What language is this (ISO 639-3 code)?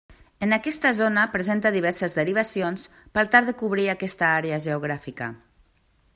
cat